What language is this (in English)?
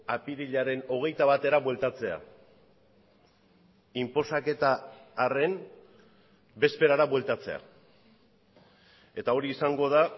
Basque